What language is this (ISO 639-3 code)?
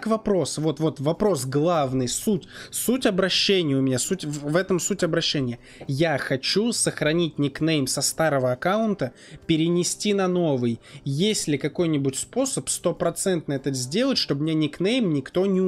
rus